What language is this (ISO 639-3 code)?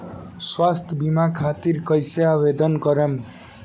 bho